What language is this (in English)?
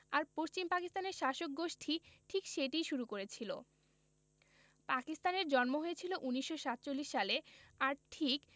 Bangla